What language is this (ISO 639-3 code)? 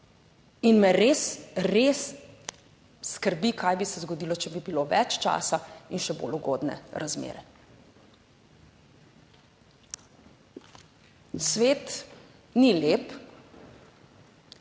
slv